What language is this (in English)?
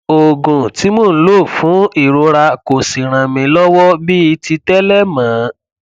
Yoruba